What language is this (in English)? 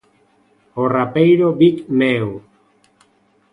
Galician